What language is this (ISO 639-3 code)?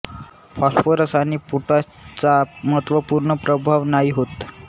mar